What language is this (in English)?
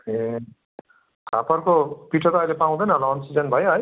Nepali